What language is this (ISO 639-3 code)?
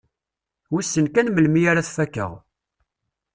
kab